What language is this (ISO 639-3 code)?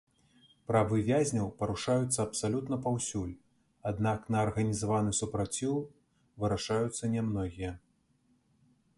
bel